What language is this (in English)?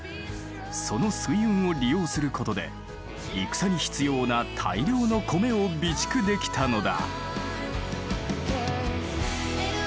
Japanese